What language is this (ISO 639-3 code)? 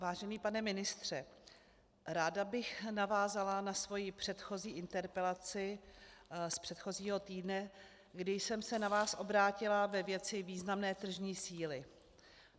ces